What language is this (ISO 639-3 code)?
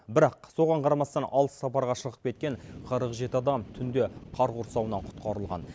kaz